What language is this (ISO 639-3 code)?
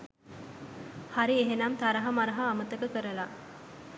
sin